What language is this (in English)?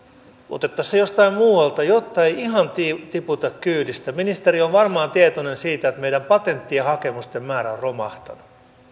Finnish